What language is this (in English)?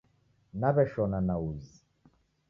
Taita